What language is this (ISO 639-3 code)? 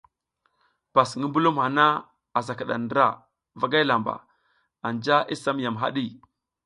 giz